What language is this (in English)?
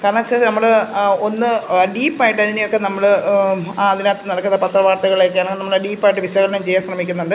Malayalam